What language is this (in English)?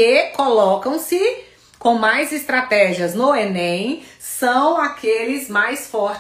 Portuguese